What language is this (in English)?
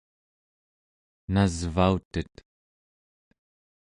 Central Yupik